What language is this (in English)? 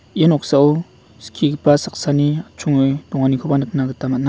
Garo